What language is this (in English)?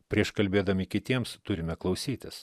Lithuanian